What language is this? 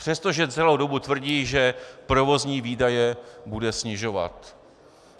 Czech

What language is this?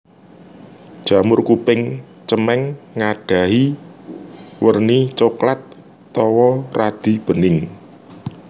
Javanese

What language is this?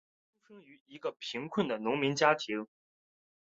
Chinese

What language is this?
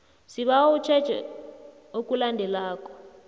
South Ndebele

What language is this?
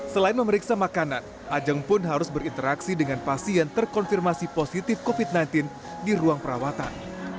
Indonesian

